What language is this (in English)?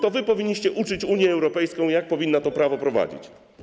Polish